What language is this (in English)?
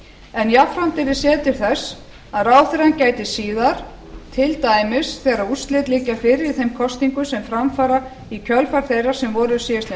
Icelandic